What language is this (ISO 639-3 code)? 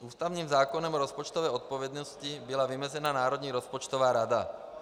ces